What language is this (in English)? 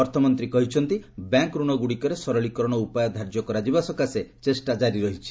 Odia